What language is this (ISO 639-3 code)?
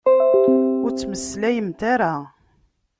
kab